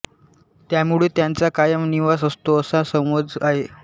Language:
Marathi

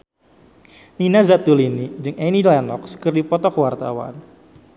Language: Sundanese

